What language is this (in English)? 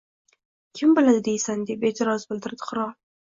Uzbek